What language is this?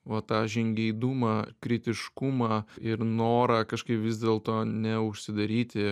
Lithuanian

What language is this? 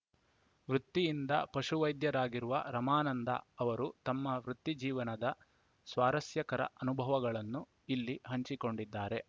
Kannada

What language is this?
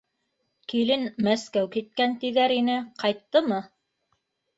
Bashkir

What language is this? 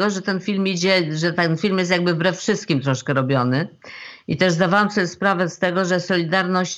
Polish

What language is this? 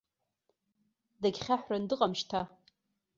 Abkhazian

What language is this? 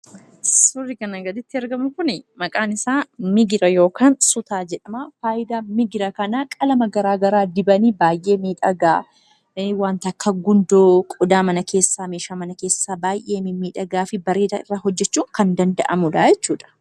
Oromo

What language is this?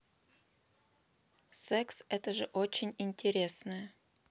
Russian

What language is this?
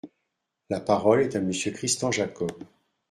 French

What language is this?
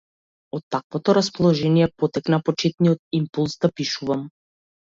Macedonian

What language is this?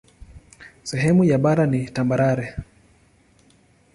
Swahili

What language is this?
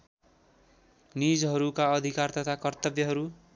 Nepali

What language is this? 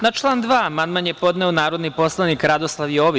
Serbian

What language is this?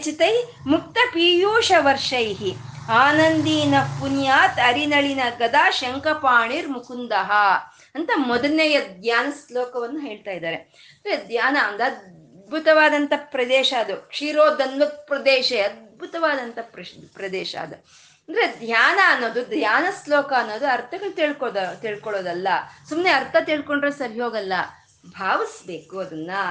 Kannada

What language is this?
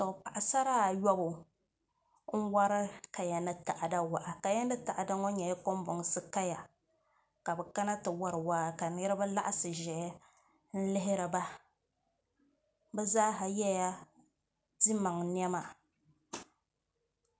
Dagbani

